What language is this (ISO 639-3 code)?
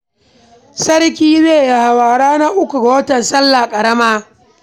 hau